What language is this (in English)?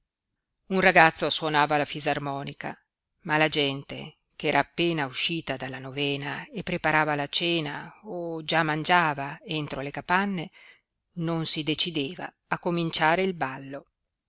Italian